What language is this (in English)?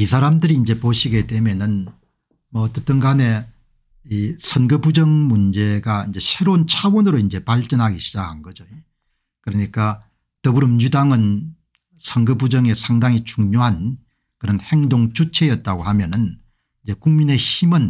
Korean